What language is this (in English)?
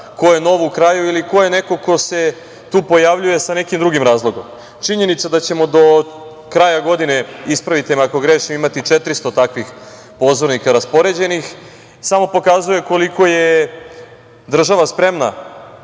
Serbian